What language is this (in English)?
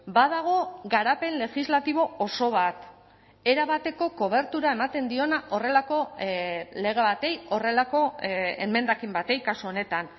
Basque